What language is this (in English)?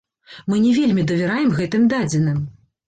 Belarusian